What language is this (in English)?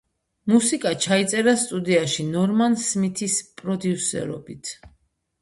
Georgian